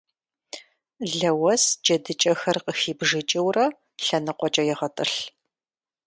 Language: Kabardian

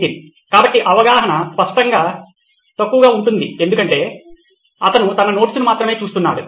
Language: Telugu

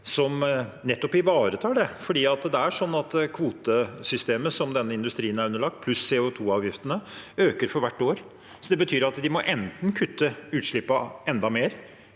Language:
Norwegian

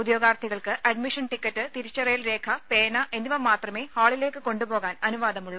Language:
Malayalam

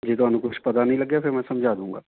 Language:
Punjabi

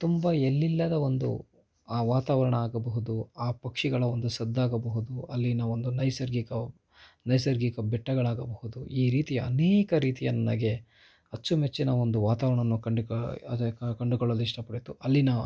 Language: Kannada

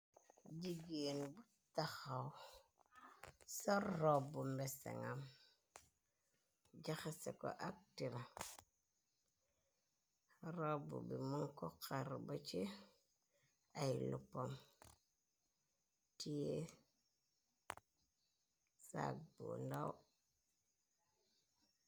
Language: Wolof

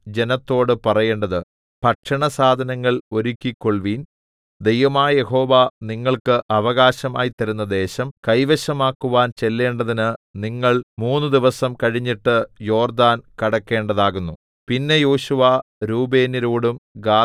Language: Malayalam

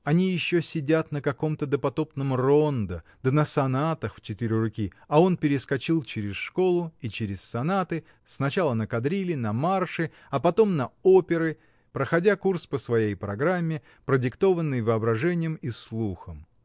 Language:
Russian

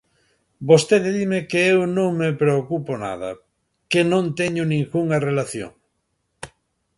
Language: Galician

